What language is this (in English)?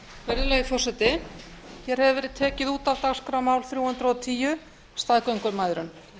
Icelandic